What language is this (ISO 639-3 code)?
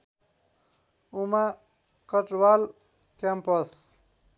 nep